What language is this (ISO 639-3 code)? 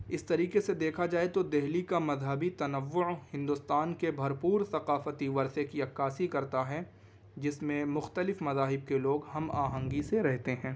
urd